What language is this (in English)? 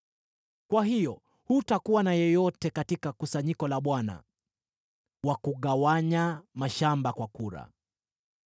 Swahili